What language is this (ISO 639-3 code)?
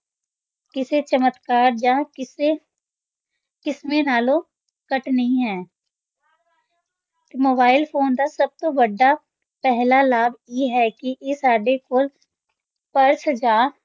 pan